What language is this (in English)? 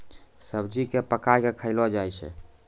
Maithili